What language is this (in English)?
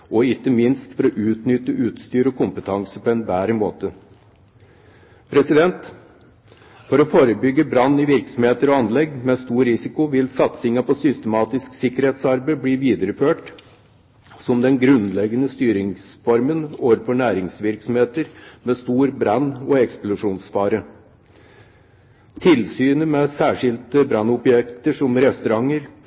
Norwegian Bokmål